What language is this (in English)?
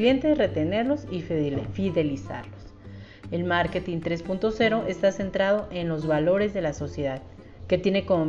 Spanish